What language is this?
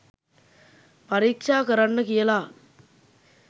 Sinhala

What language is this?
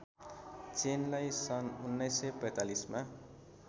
Nepali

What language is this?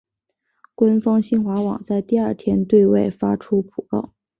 Chinese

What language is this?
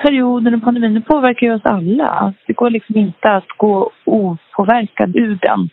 Swedish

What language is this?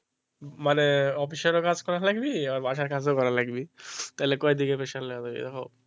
Bangla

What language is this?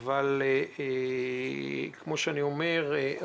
Hebrew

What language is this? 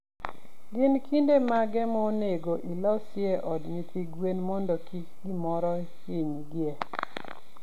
Luo (Kenya and Tanzania)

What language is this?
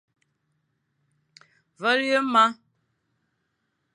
Fang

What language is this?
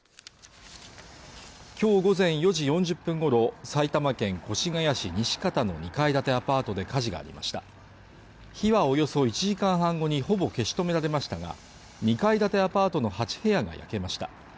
Japanese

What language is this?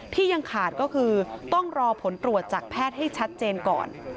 Thai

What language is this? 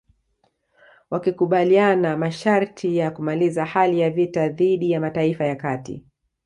Swahili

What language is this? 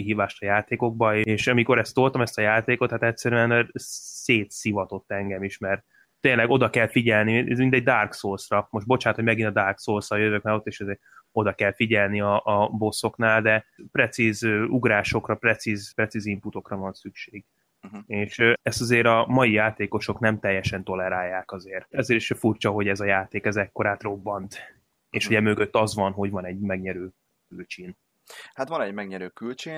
Hungarian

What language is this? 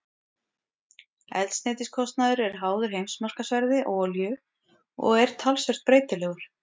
Icelandic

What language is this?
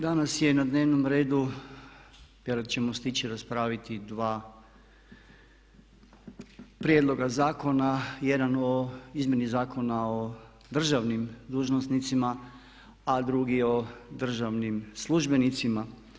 Croatian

